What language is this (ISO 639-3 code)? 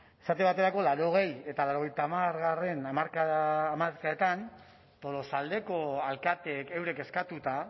eus